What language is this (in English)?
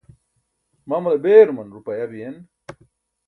Burushaski